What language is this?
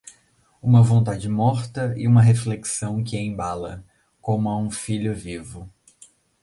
Portuguese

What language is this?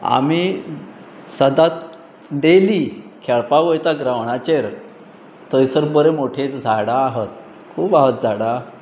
Konkani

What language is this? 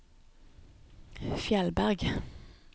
Norwegian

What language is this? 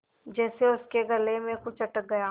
Hindi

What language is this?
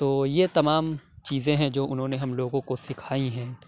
Urdu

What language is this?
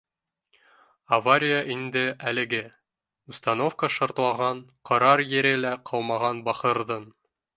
Bashkir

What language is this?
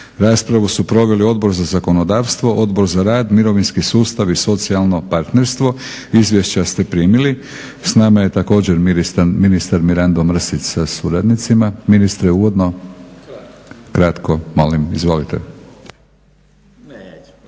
Croatian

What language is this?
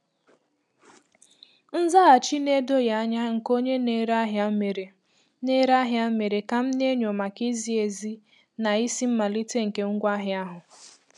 Igbo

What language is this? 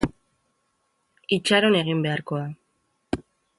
Basque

